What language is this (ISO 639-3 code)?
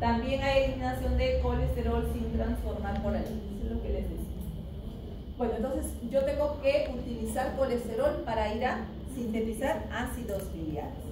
spa